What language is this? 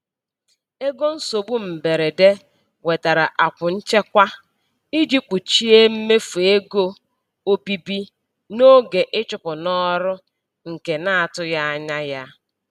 Igbo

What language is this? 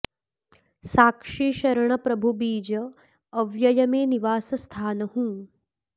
Sanskrit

